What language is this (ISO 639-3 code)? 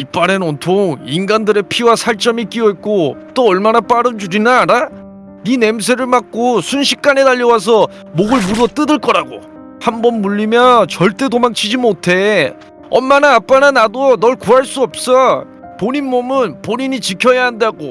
kor